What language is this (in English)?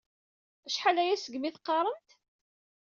Kabyle